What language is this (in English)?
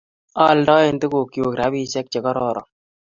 Kalenjin